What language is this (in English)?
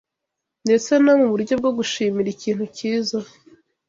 Kinyarwanda